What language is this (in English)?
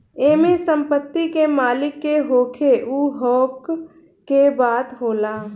Bhojpuri